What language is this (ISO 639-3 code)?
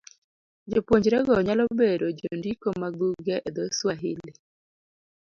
luo